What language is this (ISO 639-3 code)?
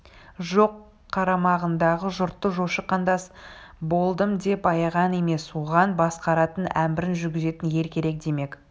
kaz